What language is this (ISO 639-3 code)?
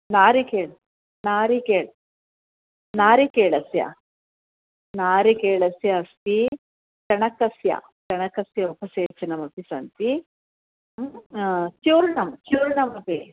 san